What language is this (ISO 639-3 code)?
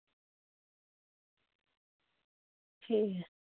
doi